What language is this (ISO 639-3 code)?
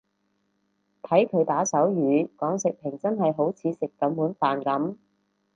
yue